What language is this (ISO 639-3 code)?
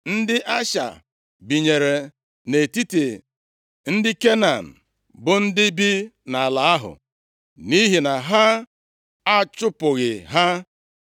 ibo